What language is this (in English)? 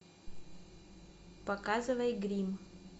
Russian